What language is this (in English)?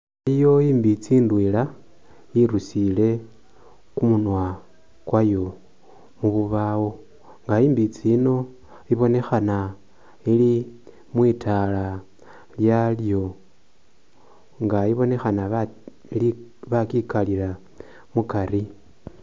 Masaaba